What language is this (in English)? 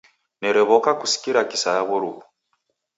Taita